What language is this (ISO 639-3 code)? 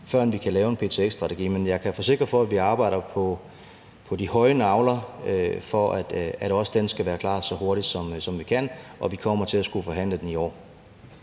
dan